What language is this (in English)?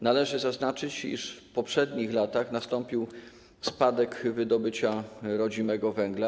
Polish